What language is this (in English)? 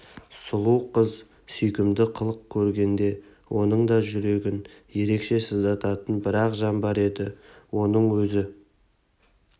Kazakh